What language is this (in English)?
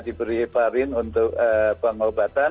Indonesian